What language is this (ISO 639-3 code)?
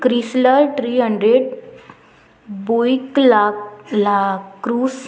kok